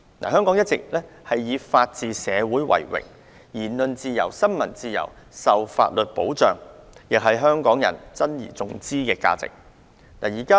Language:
Cantonese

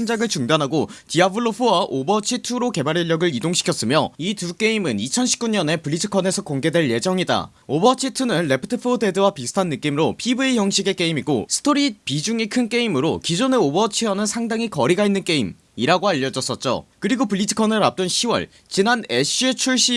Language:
Korean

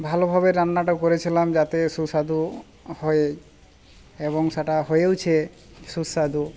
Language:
Bangla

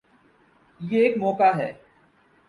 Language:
Urdu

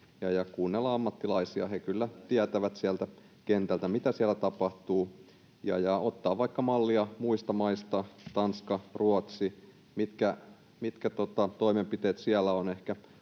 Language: Finnish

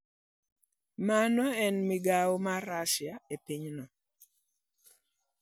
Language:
Luo (Kenya and Tanzania)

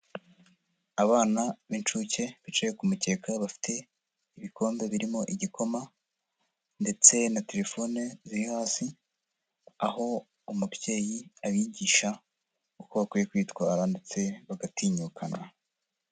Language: Kinyarwanda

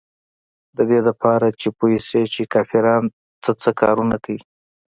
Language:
Pashto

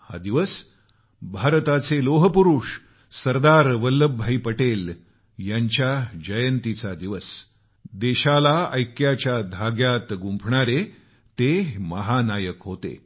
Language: Marathi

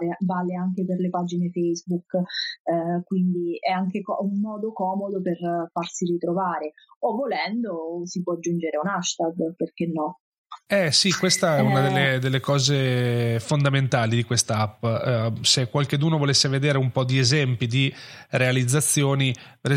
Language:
Italian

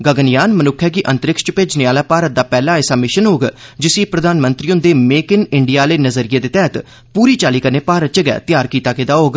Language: Dogri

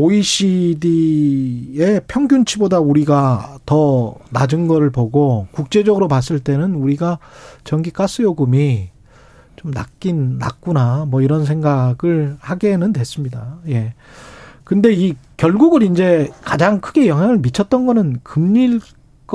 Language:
Korean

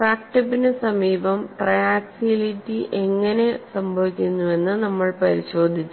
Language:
Malayalam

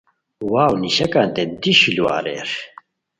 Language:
Khowar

